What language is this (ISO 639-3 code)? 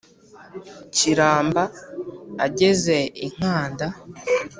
kin